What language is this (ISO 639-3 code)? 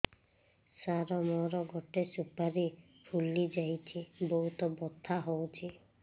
ori